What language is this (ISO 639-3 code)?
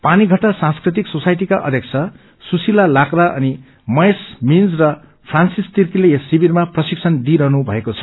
nep